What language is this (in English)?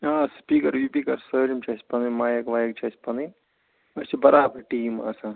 Kashmiri